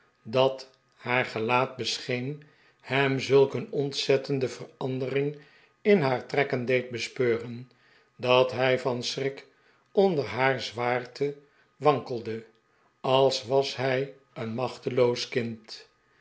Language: Dutch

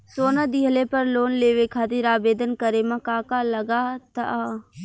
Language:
Bhojpuri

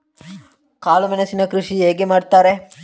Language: Kannada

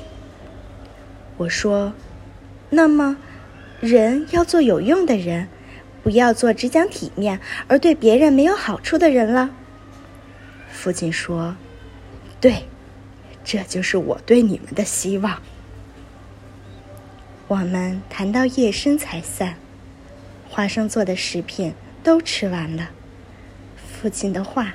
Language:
Chinese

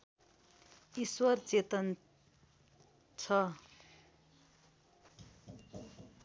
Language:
Nepali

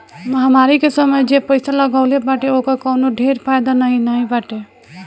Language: Bhojpuri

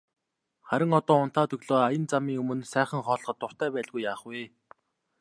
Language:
Mongolian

